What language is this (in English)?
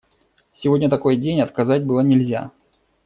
Russian